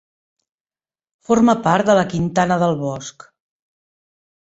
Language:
Catalan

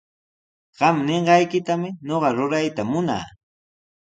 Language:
Sihuas Ancash Quechua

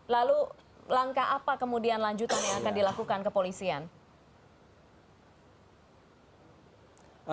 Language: Indonesian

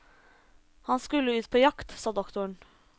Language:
Norwegian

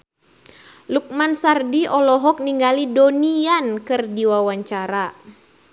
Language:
Sundanese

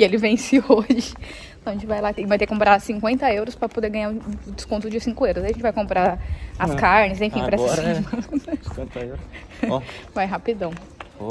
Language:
Portuguese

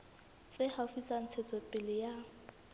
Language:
Southern Sotho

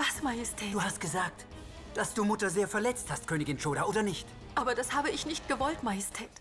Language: German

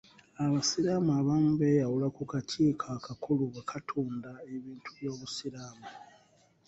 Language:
Ganda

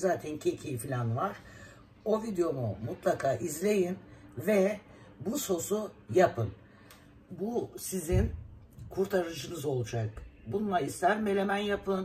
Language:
Turkish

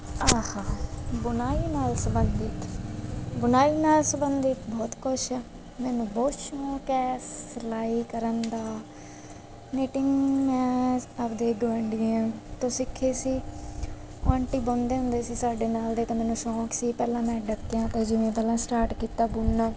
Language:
Punjabi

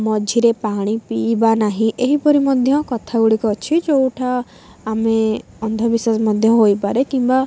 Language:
Odia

